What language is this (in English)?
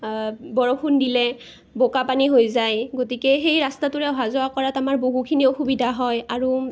Assamese